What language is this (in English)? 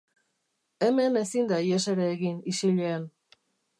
Basque